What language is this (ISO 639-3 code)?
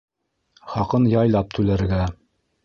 bak